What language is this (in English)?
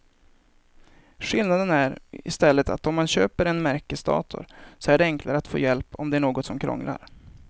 Swedish